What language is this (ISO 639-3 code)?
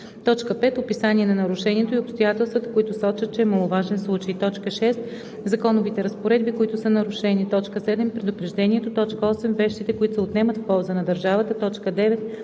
bul